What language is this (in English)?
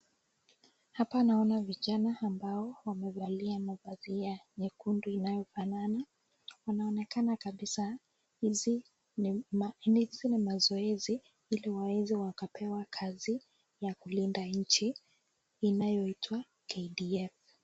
Swahili